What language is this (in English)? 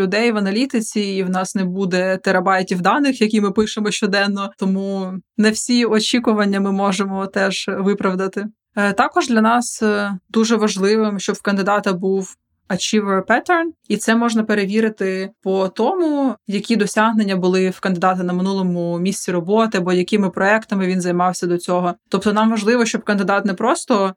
Ukrainian